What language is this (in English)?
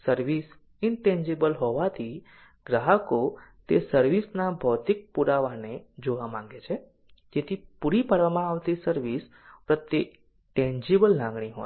Gujarati